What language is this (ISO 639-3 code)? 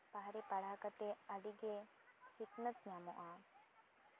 sat